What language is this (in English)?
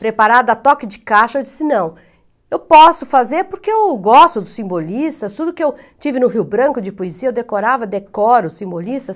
Portuguese